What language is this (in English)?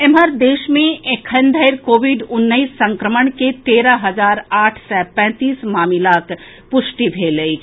Maithili